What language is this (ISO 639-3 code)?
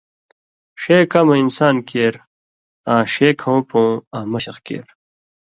mvy